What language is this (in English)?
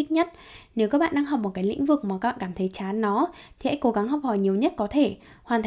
Vietnamese